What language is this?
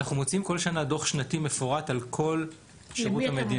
Hebrew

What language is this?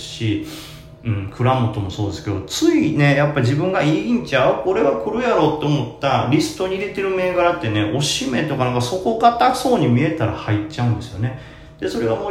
Japanese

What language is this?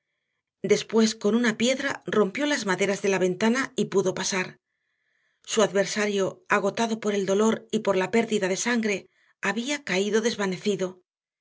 Spanish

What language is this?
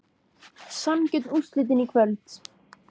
Icelandic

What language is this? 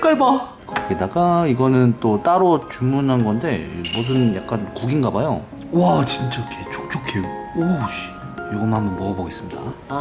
Korean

